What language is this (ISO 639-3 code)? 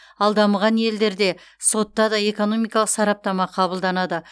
kaz